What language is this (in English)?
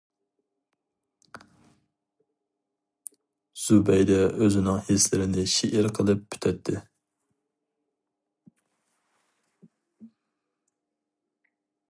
Uyghur